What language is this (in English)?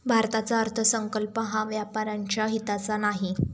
Marathi